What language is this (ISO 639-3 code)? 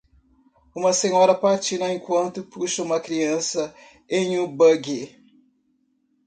por